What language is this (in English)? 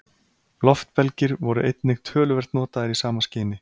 Icelandic